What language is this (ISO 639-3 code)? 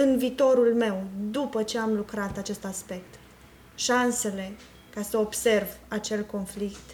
ron